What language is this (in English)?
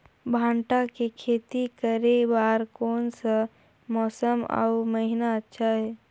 Chhattisgarhi